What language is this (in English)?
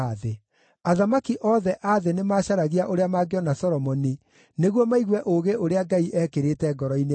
Kikuyu